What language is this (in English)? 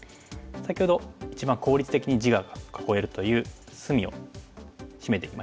Japanese